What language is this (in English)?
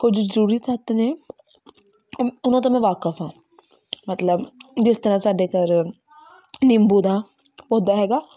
Punjabi